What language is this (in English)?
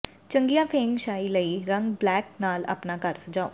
Punjabi